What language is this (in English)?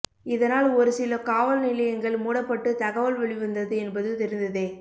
Tamil